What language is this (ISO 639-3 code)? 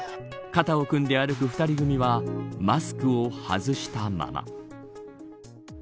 jpn